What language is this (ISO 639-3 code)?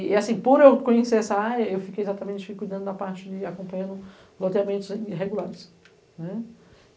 por